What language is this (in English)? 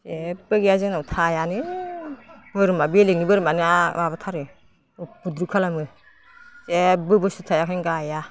Bodo